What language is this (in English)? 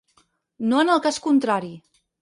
Catalan